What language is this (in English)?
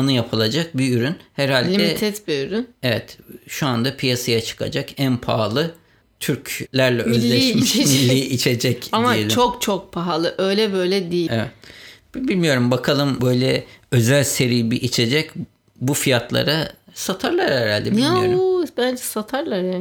Turkish